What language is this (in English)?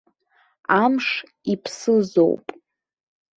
Abkhazian